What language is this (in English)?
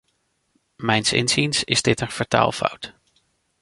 Dutch